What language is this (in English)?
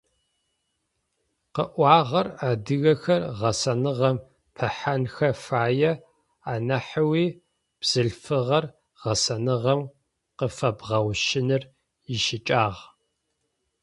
Adyghe